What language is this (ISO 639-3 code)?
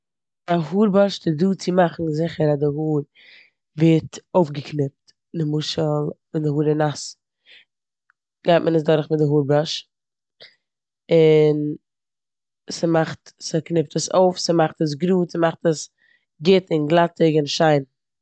yid